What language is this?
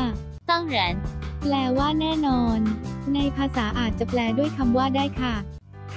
Thai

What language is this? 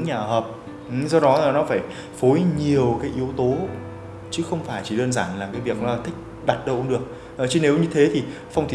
Vietnamese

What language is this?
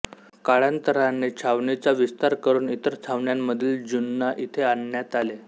Marathi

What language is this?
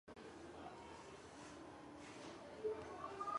Chinese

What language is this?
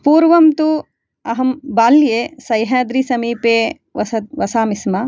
Sanskrit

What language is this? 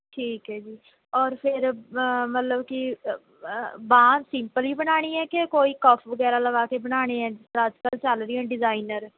Punjabi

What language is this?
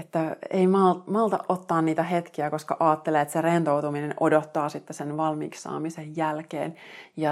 Finnish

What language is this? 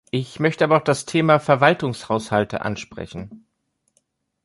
German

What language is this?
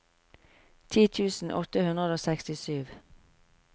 Norwegian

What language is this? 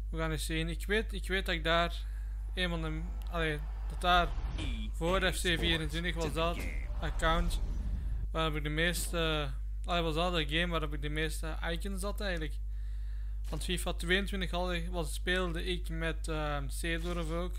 Dutch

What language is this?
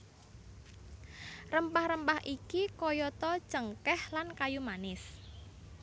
Javanese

